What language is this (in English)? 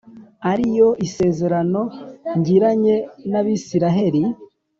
Kinyarwanda